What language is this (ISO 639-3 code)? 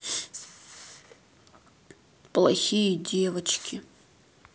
rus